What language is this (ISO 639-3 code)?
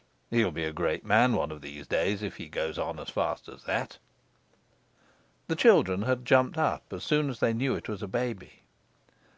eng